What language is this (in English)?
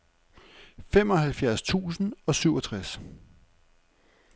Danish